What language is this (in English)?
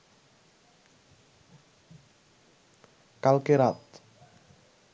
Bangla